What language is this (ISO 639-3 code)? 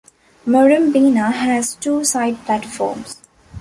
eng